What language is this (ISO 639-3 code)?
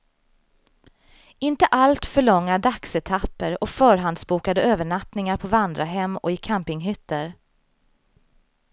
swe